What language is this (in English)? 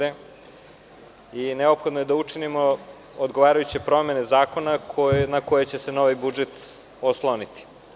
Serbian